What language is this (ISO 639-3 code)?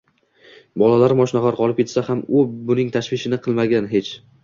uzb